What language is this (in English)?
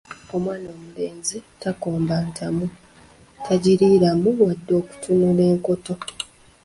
Ganda